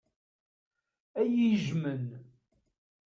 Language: Kabyle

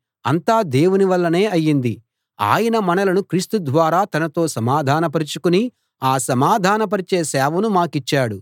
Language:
Telugu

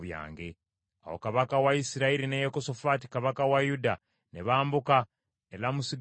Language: Ganda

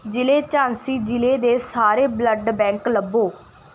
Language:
Punjabi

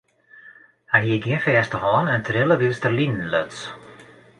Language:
Western Frisian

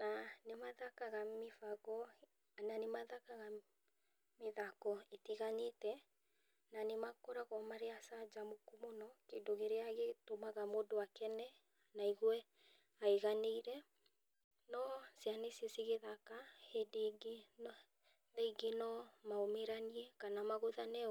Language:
Kikuyu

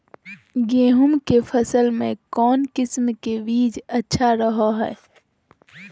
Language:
Magahi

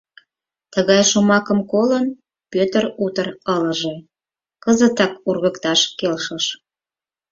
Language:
Mari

